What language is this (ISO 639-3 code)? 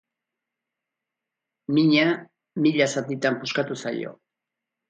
eus